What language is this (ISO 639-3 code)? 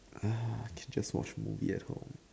eng